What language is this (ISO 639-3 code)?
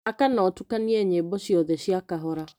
kik